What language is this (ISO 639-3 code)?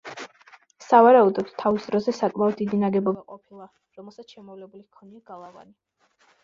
kat